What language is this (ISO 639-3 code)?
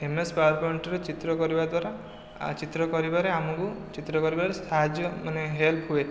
ori